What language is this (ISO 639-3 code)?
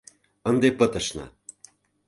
chm